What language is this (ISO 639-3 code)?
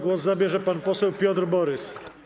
pol